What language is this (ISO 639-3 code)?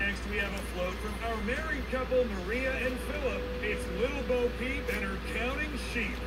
eng